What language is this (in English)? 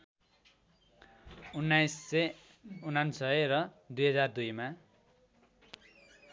Nepali